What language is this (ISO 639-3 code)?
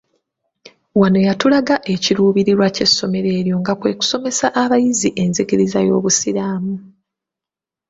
lug